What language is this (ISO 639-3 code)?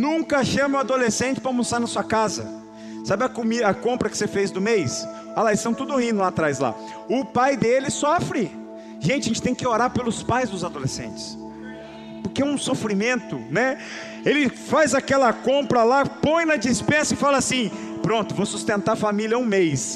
por